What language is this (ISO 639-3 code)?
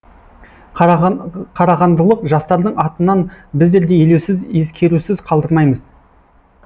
kaz